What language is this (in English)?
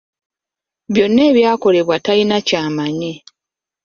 Ganda